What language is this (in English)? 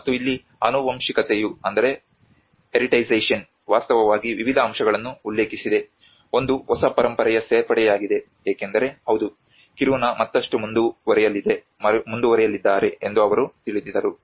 Kannada